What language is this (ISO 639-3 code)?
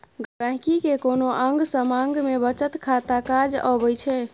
mai